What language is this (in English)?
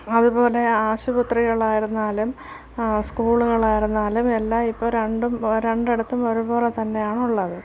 Malayalam